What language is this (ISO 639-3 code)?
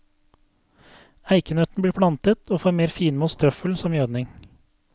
nor